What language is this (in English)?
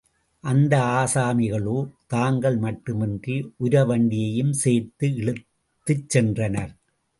Tamil